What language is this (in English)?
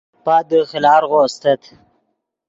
Yidgha